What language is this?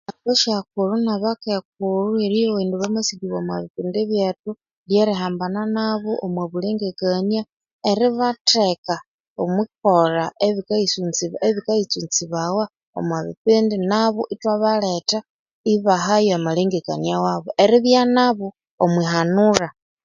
Konzo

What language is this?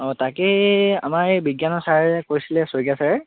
Assamese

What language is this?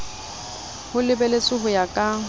Southern Sotho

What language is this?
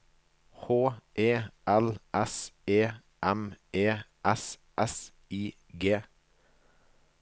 Norwegian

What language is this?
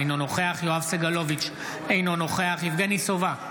Hebrew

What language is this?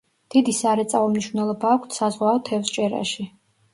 Georgian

